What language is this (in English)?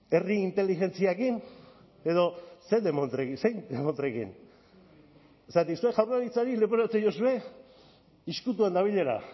Basque